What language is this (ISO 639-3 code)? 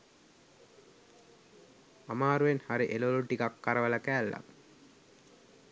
sin